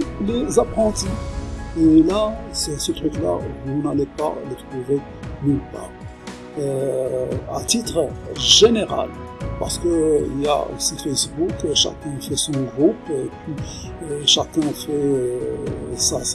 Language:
French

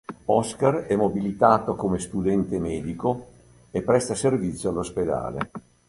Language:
Italian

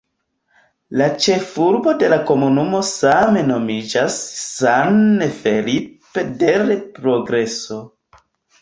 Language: Esperanto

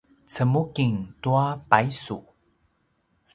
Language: Paiwan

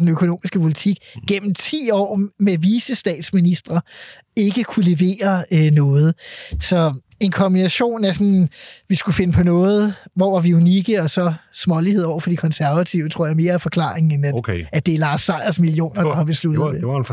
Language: Danish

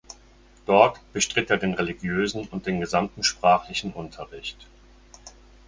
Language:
German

